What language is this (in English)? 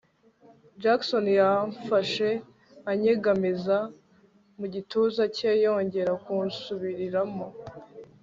Kinyarwanda